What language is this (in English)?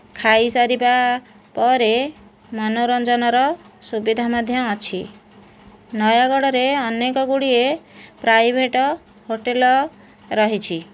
Odia